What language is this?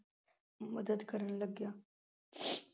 Punjabi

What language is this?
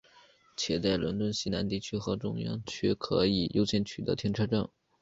Chinese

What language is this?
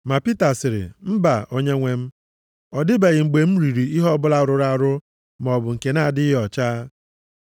Igbo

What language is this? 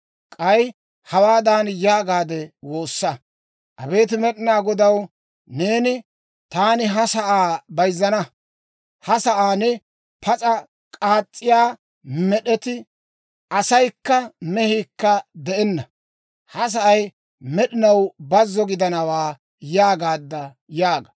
Dawro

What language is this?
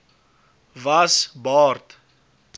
Afrikaans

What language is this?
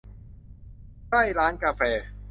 Thai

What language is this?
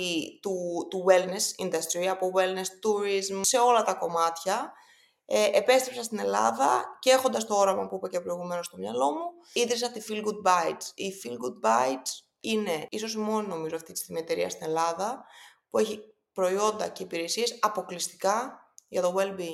Greek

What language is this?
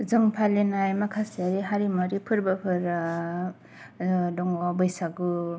Bodo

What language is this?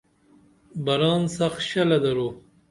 Dameli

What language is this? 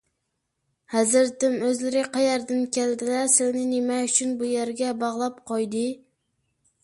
Uyghur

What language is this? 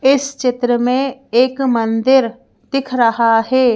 Hindi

